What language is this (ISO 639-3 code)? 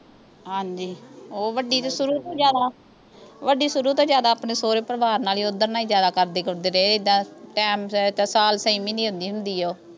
pan